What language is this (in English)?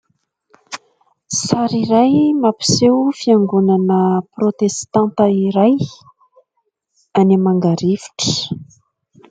Malagasy